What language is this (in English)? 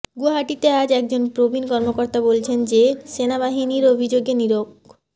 Bangla